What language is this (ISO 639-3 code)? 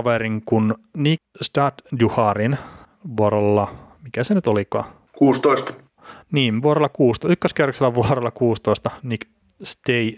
fin